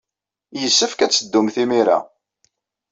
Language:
Kabyle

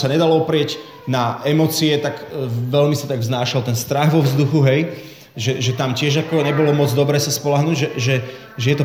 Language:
Slovak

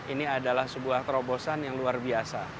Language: Indonesian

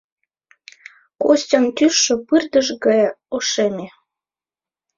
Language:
Mari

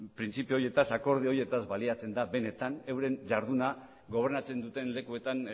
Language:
Basque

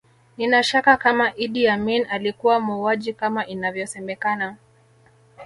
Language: Swahili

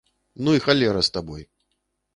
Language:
Belarusian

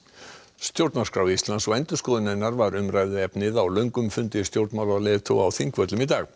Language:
Icelandic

